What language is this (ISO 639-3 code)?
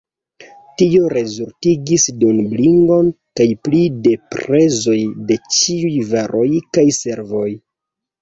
epo